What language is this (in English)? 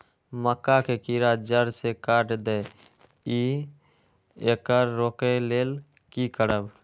Maithili